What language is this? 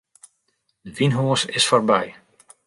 Western Frisian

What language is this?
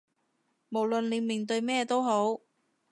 Cantonese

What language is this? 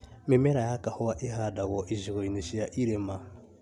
Kikuyu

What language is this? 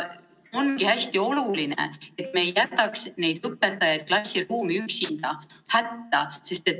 Estonian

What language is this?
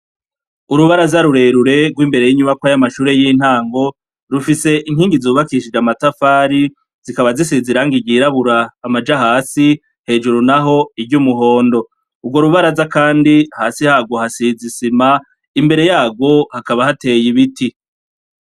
Rundi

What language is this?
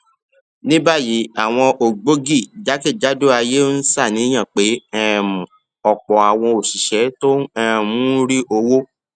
Yoruba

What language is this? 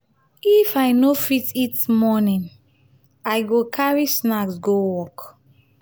Nigerian Pidgin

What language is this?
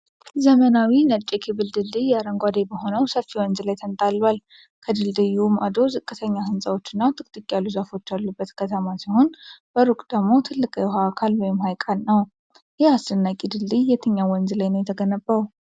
Amharic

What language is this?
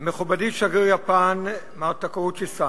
Hebrew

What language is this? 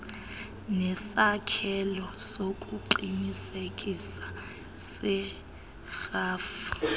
Xhosa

